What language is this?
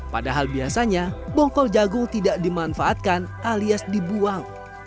Indonesian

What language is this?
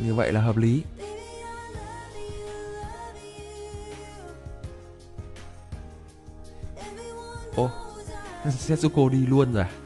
Vietnamese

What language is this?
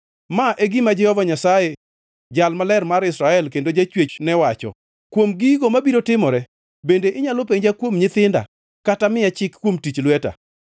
Luo (Kenya and Tanzania)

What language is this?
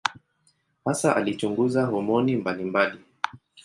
Swahili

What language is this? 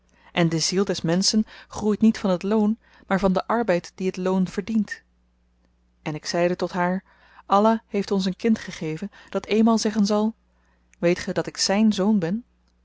Dutch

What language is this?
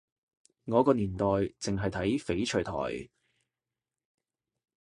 Cantonese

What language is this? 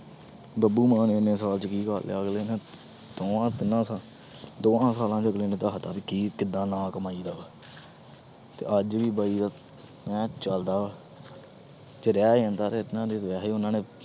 Punjabi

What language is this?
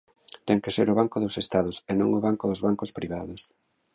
Galician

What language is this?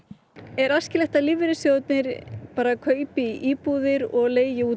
Icelandic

